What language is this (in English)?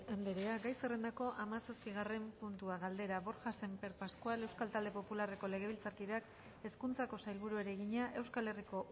Basque